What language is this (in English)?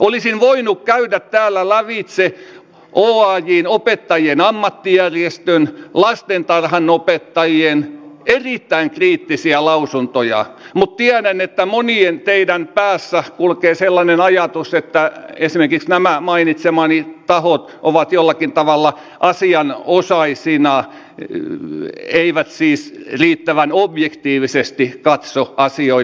Finnish